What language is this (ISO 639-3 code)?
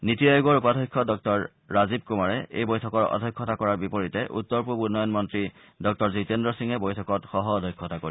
asm